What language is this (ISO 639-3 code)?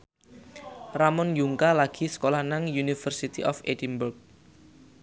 jav